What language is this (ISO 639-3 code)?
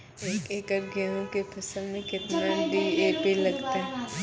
mai